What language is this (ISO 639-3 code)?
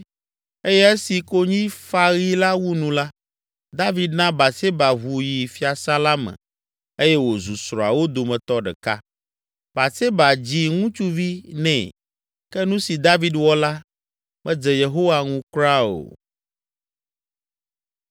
ewe